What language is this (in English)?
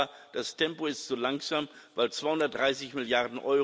German